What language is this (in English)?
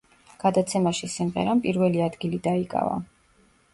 Georgian